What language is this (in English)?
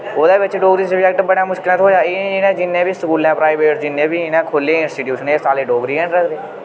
Dogri